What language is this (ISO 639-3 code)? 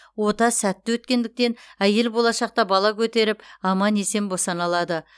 kaz